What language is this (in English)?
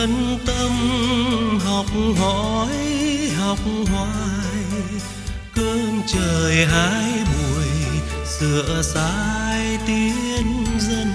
Vietnamese